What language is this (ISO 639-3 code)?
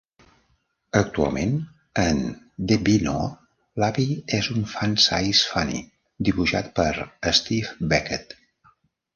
cat